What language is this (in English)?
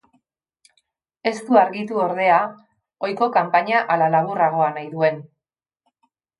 Basque